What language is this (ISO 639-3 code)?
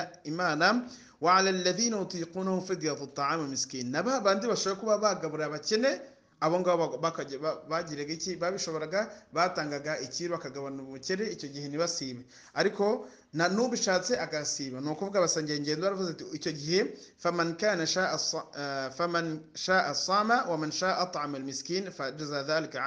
ara